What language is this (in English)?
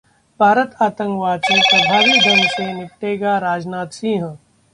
Hindi